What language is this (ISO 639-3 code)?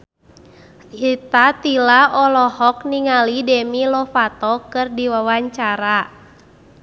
sun